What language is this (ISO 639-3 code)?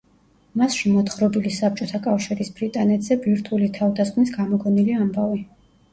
kat